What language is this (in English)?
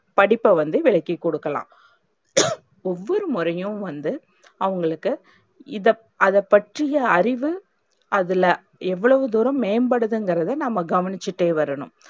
Tamil